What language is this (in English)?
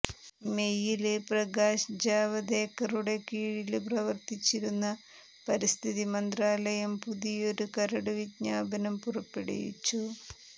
Malayalam